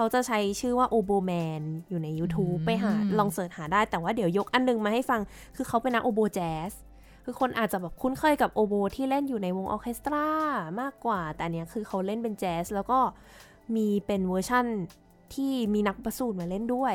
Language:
Thai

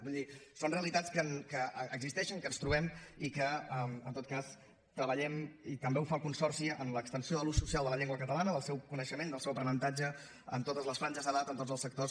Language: Catalan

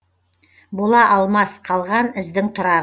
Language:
Kazakh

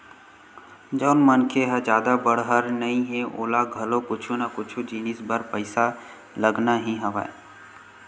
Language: Chhattisgarhi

